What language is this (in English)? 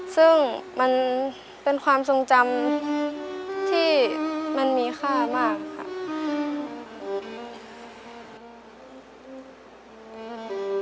Thai